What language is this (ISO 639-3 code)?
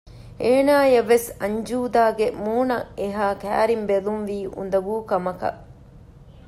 div